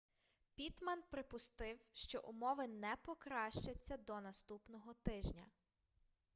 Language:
Ukrainian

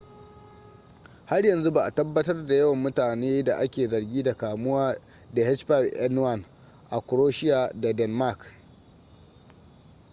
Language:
Hausa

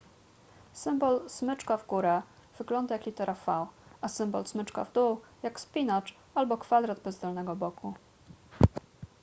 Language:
Polish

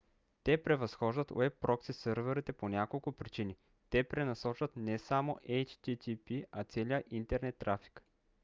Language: Bulgarian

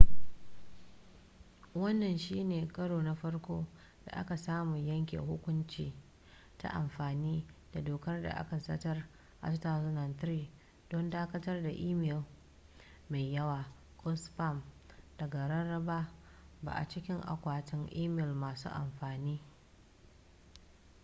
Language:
Hausa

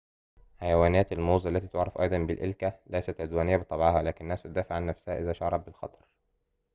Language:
Arabic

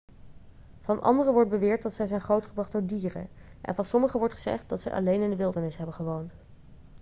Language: Dutch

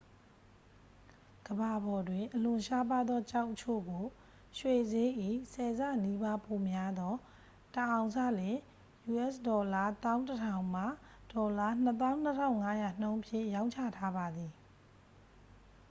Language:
Burmese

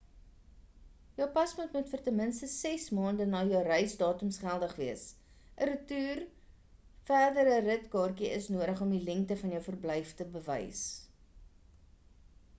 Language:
Afrikaans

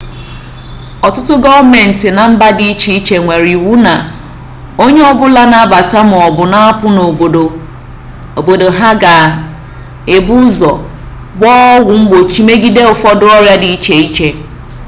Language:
Igbo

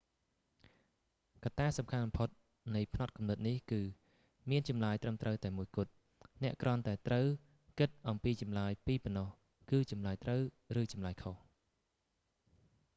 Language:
Khmer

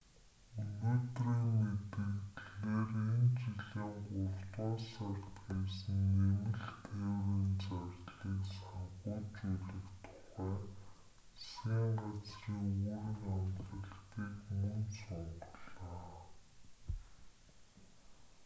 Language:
Mongolian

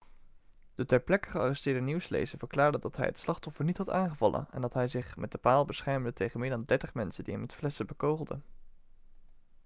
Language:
Dutch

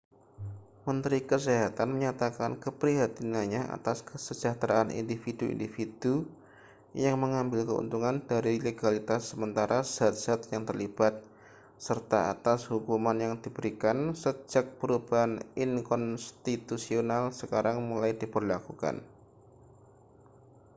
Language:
Indonesian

